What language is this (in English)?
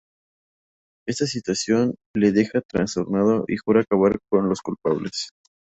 Spanish